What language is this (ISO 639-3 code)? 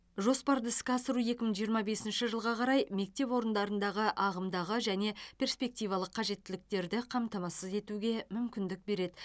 kaz